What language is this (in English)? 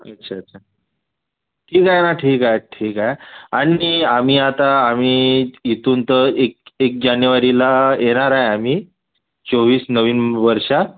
Marathi